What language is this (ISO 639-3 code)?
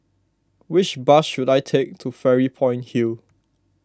eng